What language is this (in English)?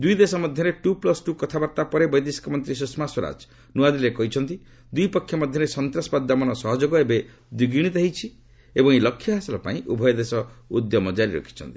Odia